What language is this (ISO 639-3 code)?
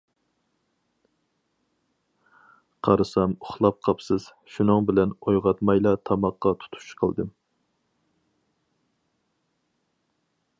uig